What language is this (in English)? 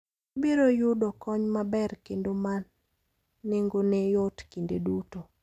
Luo (Kenya and Tanzania)